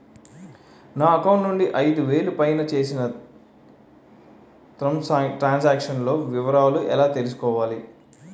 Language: Telugu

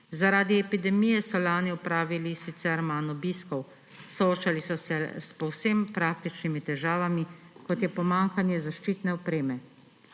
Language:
Slovenian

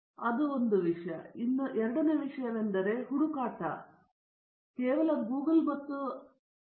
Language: Kannada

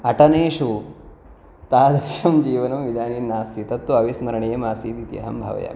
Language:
Sanskrit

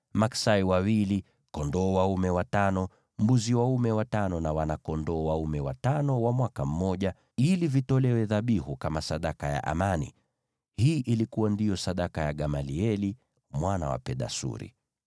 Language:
Swahili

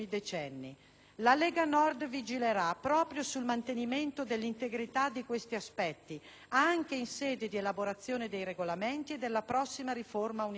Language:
Italian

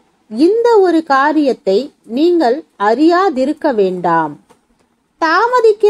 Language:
Korean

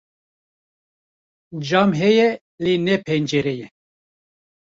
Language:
Kurdish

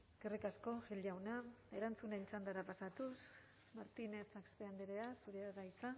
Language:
Basque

